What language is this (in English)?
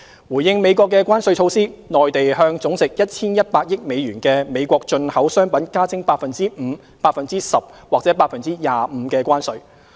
Cantonese